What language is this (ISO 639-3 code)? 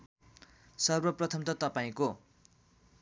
nep